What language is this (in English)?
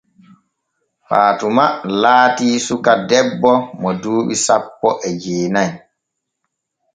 Borgu Fulfulde